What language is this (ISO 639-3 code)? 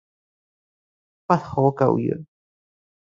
yue